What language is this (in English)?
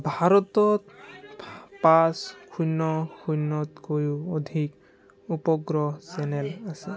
Assamese